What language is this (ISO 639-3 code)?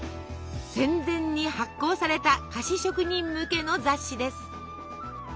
jpn